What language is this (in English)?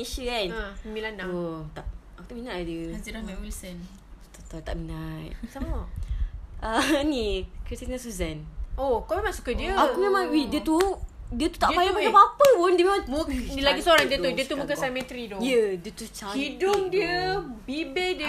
Malay